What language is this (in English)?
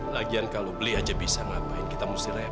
Indonesian